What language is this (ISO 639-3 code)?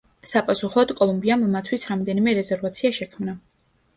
kat